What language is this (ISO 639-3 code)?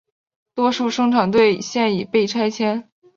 zho